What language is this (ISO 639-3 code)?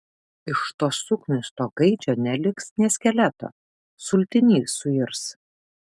lit